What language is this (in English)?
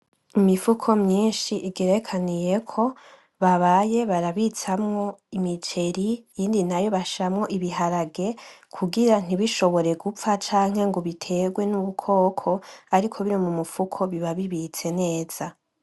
Rundi